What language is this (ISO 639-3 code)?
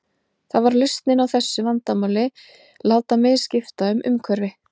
isl